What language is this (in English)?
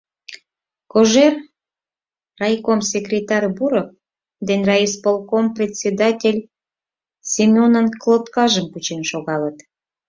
Mari